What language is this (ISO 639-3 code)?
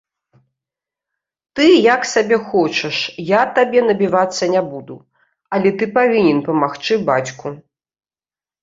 bel